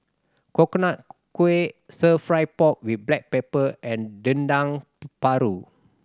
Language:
English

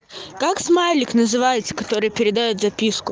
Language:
Russian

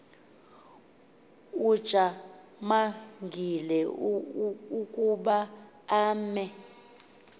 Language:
Xhosa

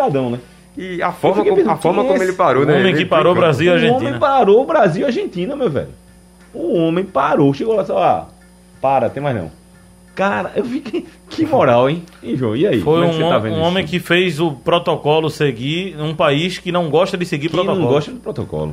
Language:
Portuguese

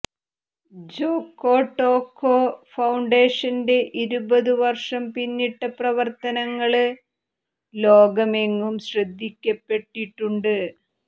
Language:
Malayalam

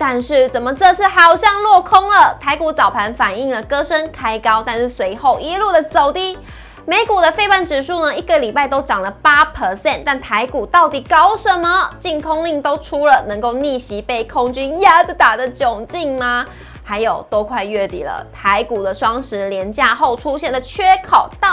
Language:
Chinese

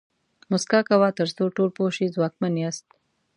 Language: Pashto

